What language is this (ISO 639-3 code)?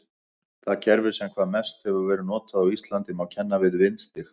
isl